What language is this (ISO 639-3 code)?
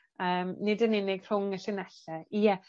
cym